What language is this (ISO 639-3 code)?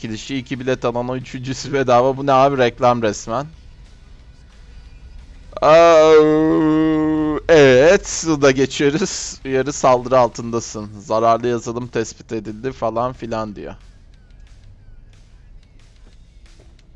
tur